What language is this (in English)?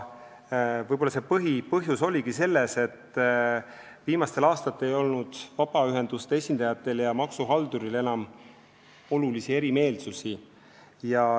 Estonian